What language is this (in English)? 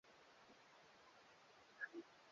Swahili